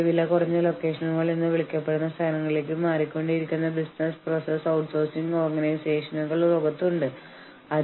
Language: Malayalam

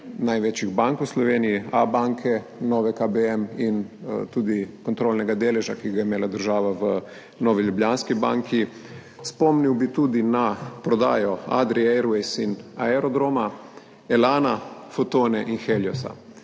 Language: Slovenian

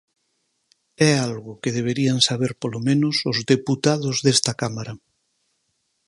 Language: Galician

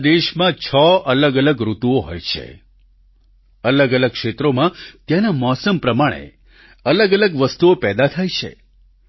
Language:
Gujarati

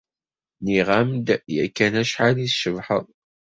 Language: Kabyle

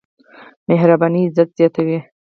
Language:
Pashto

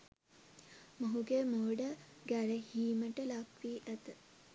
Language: Sinhala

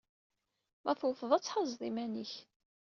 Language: Kabyle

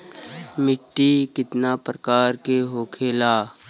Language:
Bhojpuri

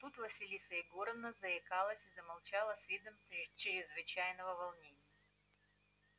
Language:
Russian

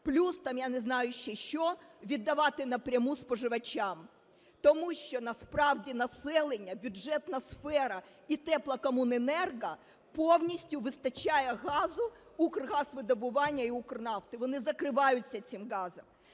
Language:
Ukrainian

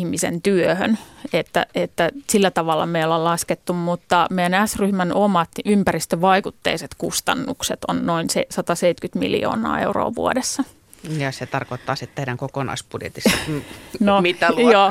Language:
Finnish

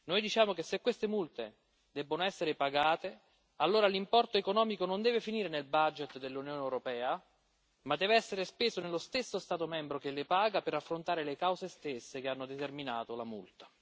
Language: Italian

